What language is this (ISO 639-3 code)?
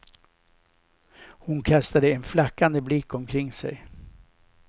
swe